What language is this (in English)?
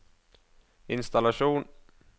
Norwegian